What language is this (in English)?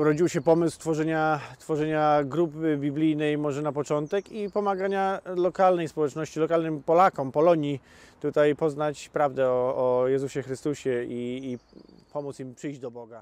Polish